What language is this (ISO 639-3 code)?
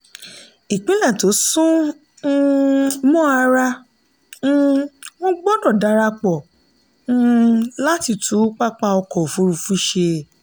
yor